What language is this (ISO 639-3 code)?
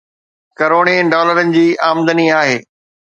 snd